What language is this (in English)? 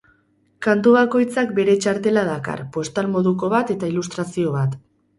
Basque